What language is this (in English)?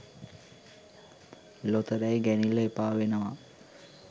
Sinhala